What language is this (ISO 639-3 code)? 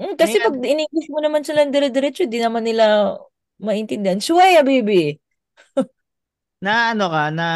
fil